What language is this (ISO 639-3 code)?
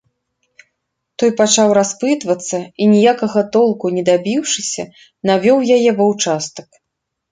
bel